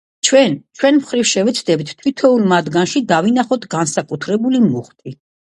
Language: Georgian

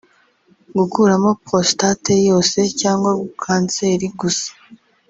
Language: Kinyarwanda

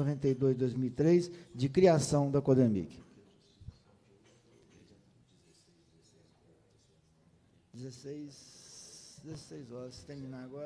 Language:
Portuguese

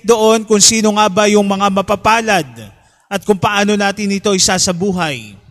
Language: Filipino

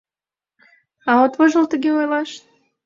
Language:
Mari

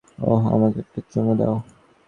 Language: Bangla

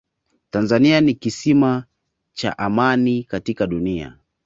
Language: Swahili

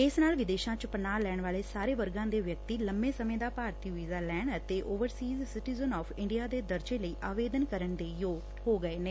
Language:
Punjabi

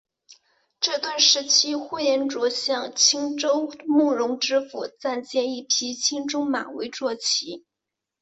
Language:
Chinese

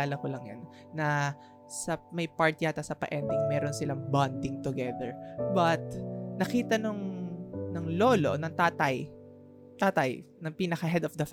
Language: Filipino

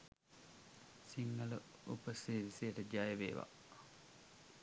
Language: Sinhala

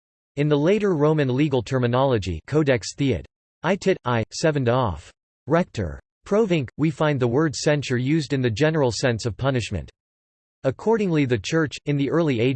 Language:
English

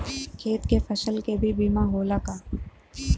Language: Bhojpuri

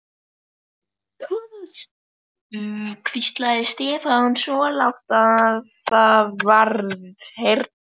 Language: Icelandic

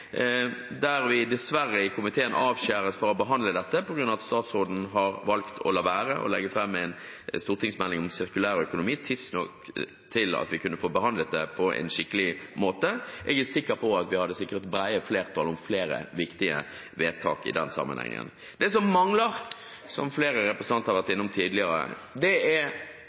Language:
Norwegian Bokmål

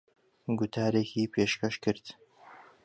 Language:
Central Kurdish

